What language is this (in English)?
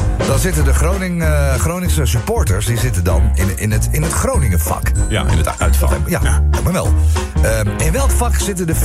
Dutch